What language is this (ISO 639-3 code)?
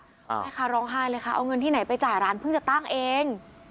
tha